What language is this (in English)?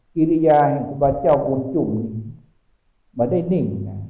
Thai